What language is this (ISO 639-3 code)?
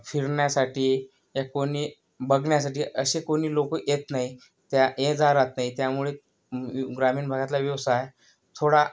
mar